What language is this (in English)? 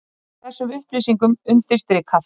Icelandic